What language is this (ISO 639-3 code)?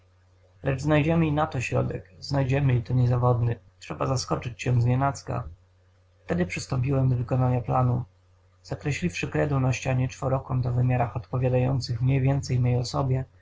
pol